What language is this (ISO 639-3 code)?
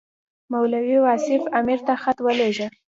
pus